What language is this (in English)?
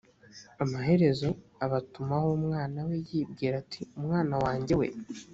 Kinyarwanda